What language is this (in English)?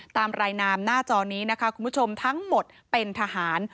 Thai